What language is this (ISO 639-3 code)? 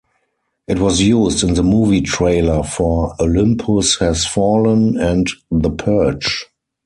eng